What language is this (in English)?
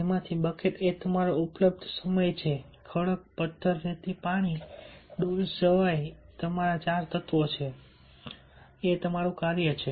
Gujarati